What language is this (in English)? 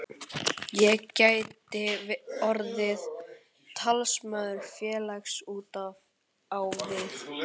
Icelandic